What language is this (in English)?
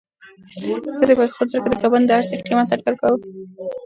Pashto